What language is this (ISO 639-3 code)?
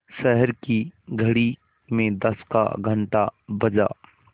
hin